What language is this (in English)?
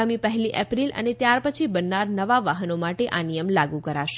Gujarati